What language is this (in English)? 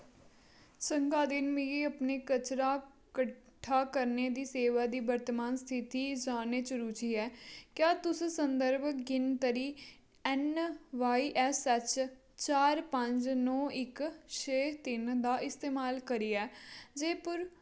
Dogri